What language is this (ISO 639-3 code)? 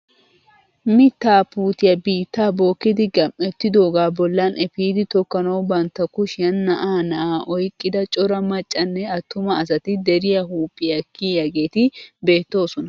wal